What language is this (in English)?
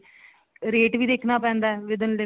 Punjabi